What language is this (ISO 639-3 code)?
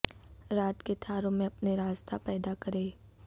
urd